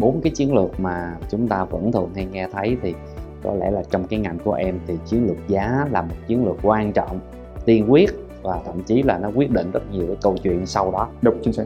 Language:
Vietnamese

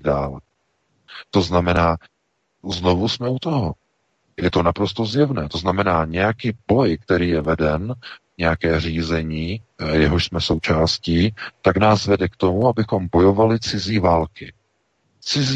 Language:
Czech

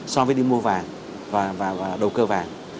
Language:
Vietnamese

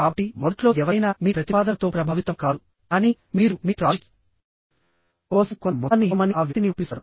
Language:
Telugu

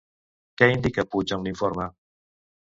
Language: Catalan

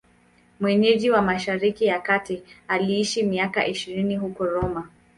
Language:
Swahili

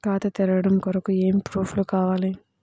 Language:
Telugu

